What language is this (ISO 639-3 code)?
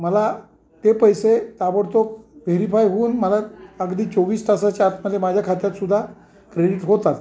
mar